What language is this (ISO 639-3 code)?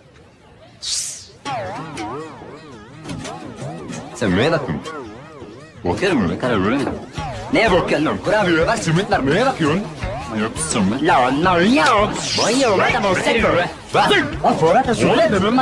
spa